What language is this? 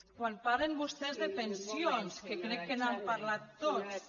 Catalan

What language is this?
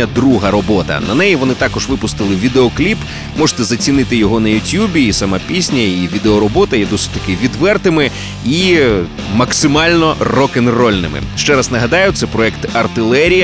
Ukrainian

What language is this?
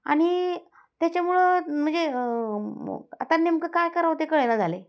Marathi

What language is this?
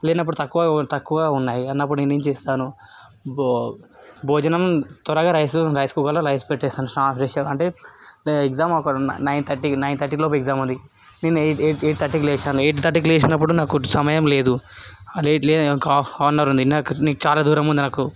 Telugu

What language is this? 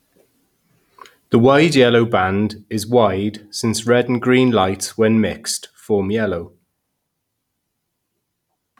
English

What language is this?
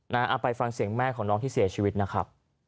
Thai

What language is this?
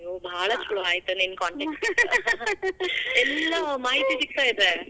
Kannada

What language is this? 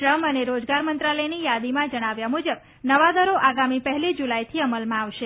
Gujarati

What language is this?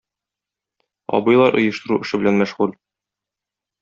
Tatar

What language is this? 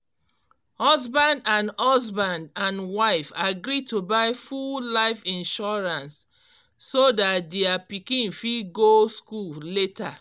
Nigerian Pidgin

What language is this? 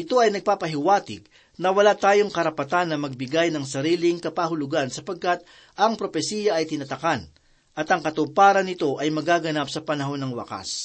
Filipino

